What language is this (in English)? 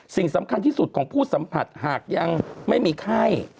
Thai